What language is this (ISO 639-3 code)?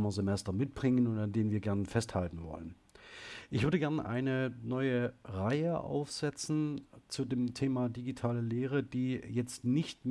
deu